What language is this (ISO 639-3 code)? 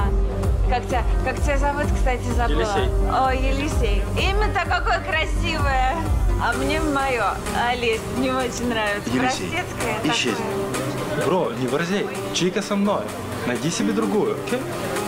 rus